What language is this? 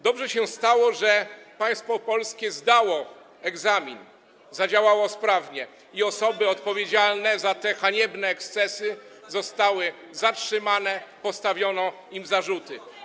Polish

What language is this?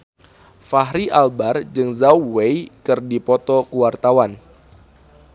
Sundanese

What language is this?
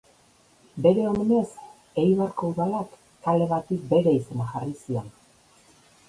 Basque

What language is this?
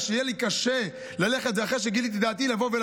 Hebrew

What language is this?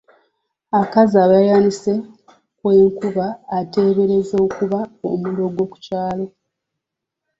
Ganda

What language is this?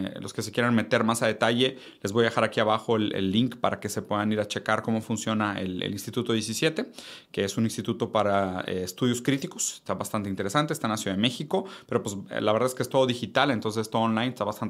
Spanish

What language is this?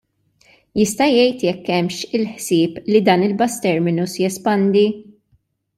Maltese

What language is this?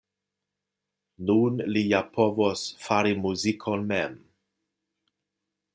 Esperanto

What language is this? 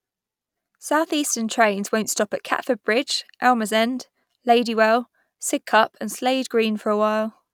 English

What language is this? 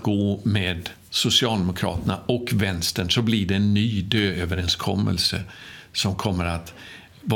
Swedish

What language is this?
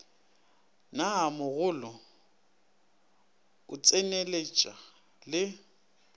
Northern Sotho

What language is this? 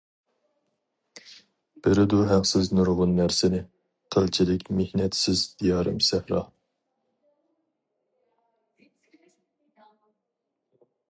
Uyghur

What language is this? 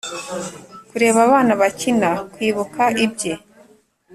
Kinyarwanda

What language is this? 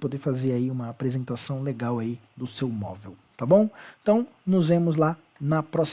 Portuguese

